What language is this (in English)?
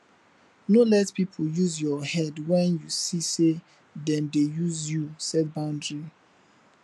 Nigerian Pidgin